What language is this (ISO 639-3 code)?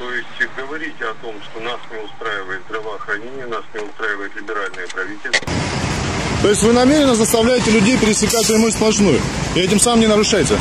rus